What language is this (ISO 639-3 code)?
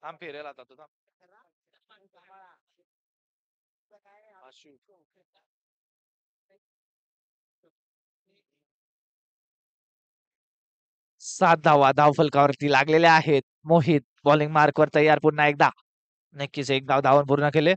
mar